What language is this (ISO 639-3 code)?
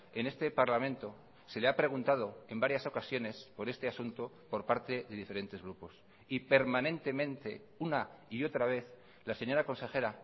spa